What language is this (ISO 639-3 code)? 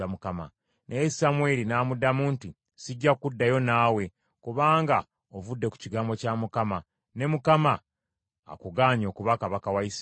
lug